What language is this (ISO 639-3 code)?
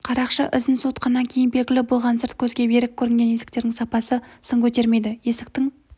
kaz